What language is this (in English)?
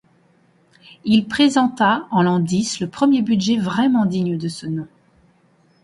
French